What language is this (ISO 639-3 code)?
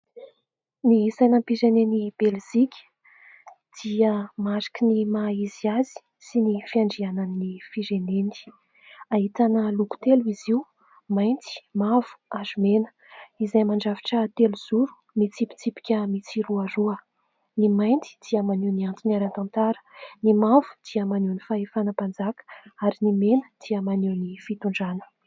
mlg